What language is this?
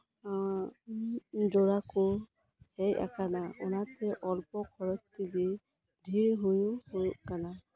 Santali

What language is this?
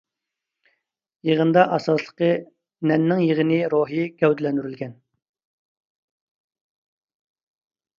Uyghur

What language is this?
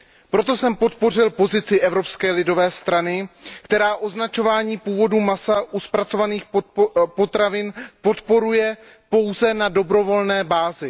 Czech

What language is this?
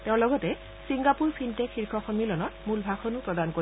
Assamese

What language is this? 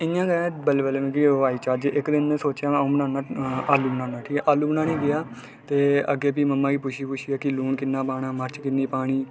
Dogri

